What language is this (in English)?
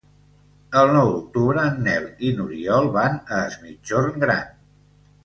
Catalan